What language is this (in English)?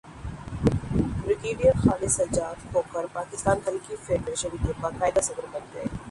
Urdu